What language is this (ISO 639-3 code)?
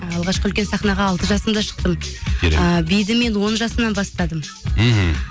kaz